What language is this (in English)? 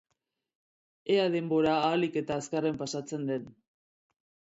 Basque